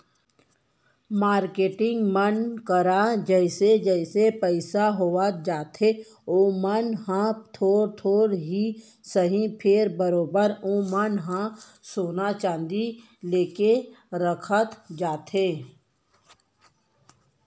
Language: Chhattisgarhi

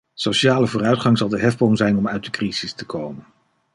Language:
Dutch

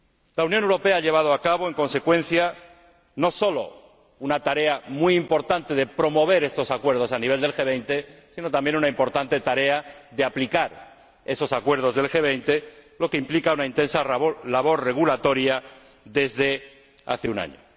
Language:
Spanish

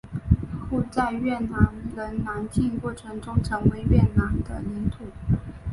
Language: Chinese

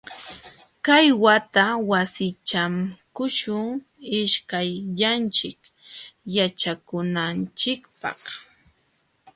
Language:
Jauja Wanca Quechua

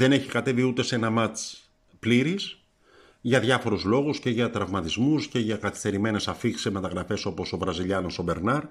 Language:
Greek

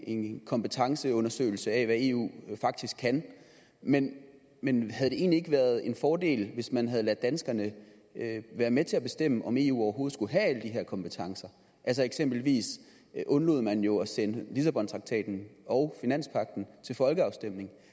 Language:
Danish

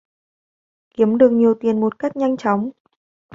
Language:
Vietnamese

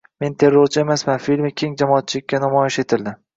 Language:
Uzbek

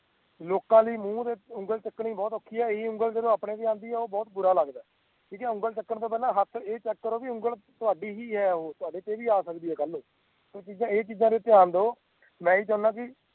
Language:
Punjabi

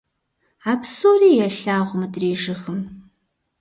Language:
Kabardian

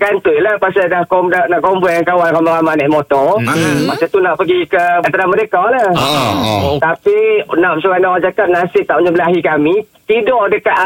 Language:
Malay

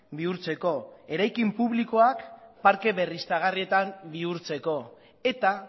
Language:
Basque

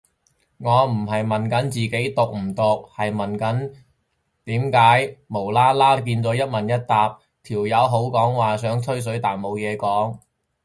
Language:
Cantonese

